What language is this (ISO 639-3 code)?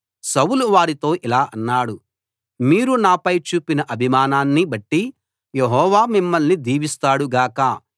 tel